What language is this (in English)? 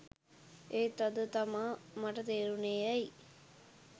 Sinhala